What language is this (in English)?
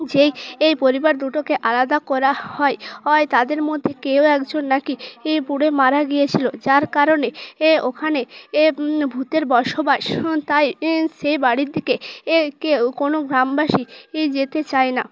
Bangla